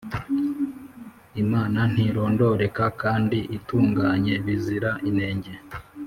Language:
Kinyarwanda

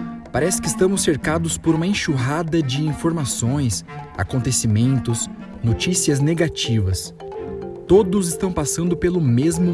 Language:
Portuguese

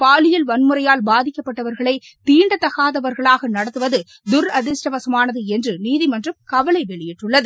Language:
Tamil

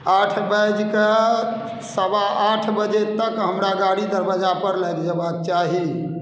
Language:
Maithili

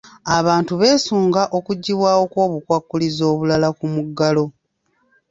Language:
Ganda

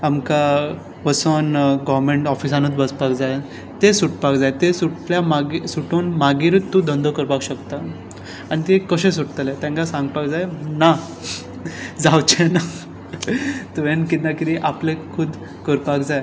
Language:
Konkani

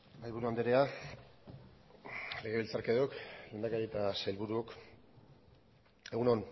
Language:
Basque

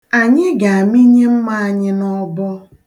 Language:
Igbo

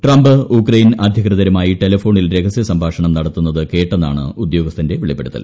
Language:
Malayalam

